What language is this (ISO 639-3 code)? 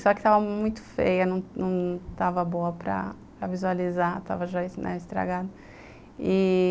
por